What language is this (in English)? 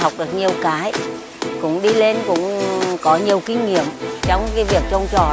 Vietnamese